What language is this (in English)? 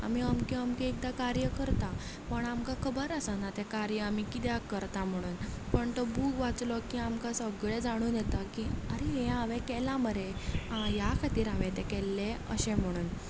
Konkani